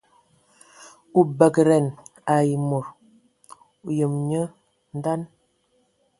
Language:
Ewondo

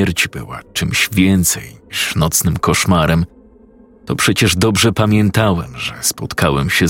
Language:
Polish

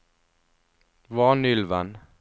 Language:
Norwegian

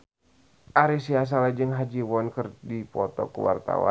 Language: Sundanese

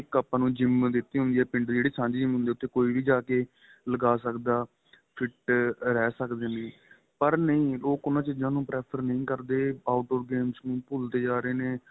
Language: Punjabi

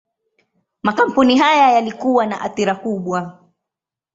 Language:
Swahili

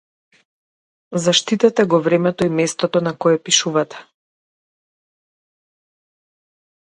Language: Macedonian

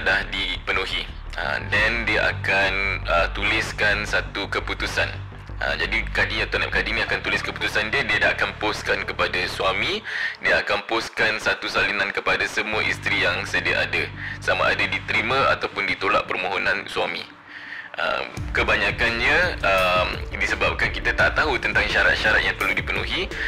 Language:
Malay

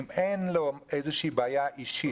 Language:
Hebrew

